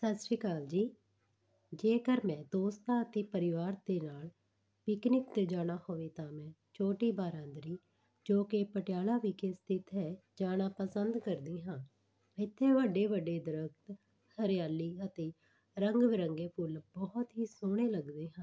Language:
Punjabi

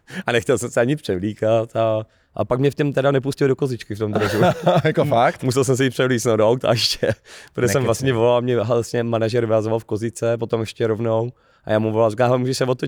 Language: Czech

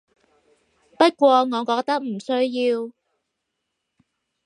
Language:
Cantonese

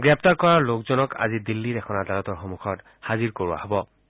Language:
Assamese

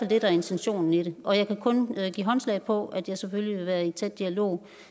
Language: Danish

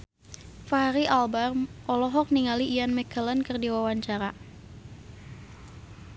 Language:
Sundanese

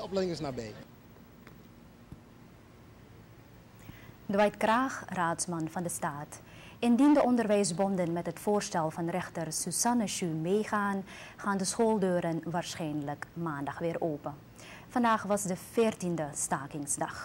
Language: Dutch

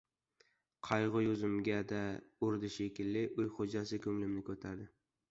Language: Uzbek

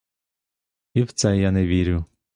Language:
Ukrainian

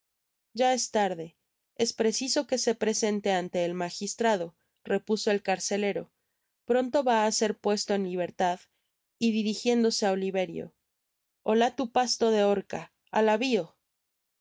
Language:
Spanish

